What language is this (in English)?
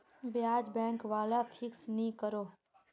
Magahi